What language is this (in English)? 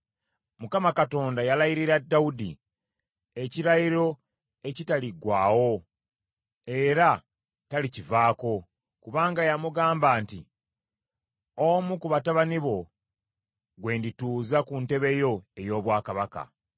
Ganda